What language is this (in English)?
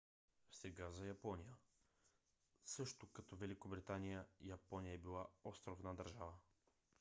Bulgarian